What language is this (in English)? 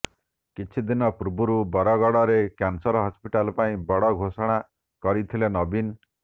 Odia